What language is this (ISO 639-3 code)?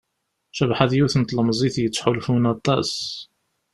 kab